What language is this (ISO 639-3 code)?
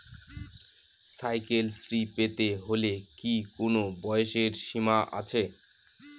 ben